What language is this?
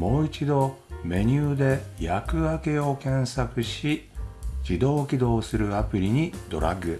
Japanese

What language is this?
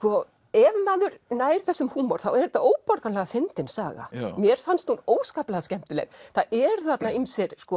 Icelandic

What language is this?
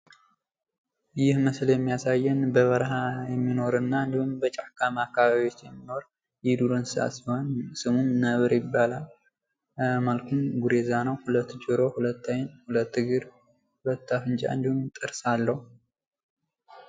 Amharic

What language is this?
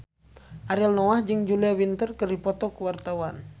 Sundanese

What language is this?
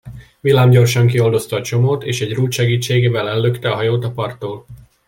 Hungarian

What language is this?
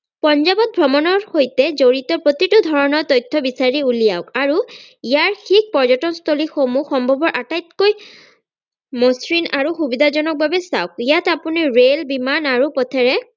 Assamese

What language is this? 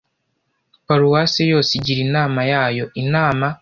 Kinyarwanda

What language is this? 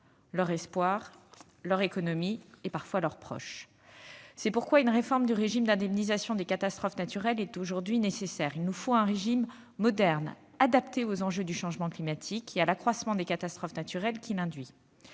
French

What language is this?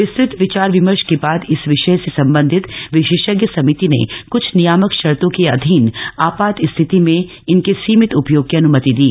Hindi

